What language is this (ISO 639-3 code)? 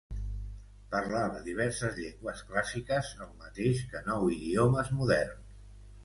cat